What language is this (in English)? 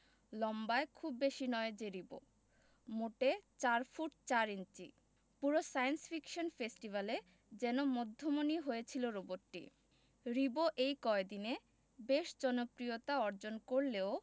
Bangla